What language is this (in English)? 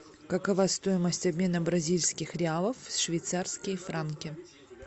Russian